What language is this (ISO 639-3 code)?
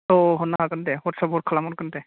brx